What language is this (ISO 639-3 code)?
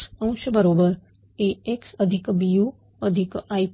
mar